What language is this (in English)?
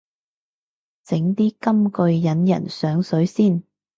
Cantonese